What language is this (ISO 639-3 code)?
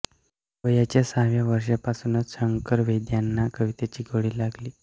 mar